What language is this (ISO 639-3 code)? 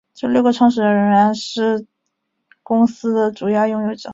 zho